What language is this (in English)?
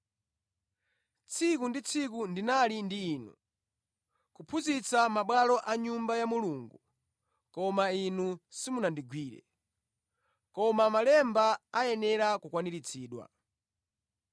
Nyanja